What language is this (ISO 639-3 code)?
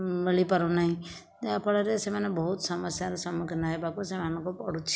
ori